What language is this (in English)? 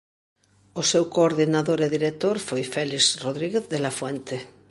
Galician